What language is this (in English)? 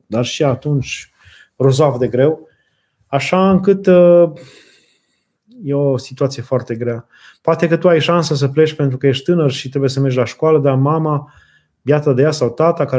Romanian